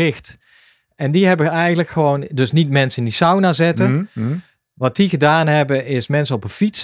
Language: Dutch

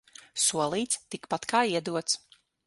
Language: Latvian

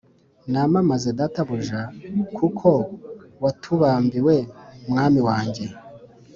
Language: Kinyarwanda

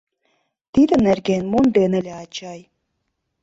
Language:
Mari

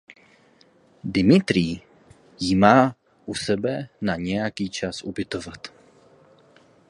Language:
Czech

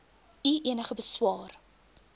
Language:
Afrikaans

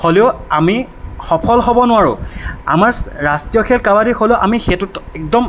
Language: Assamese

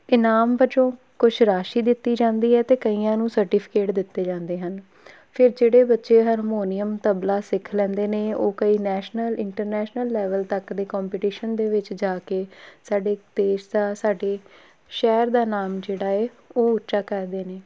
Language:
Punjabi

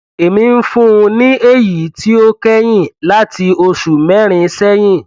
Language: Yoruba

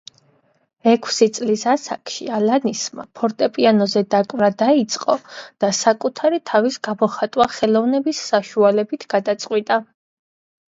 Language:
Georgian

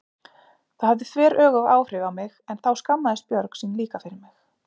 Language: Icelandic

